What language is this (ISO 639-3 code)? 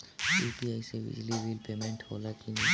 bho